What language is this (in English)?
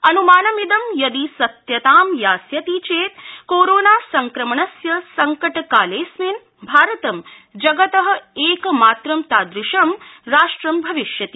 Sanskrit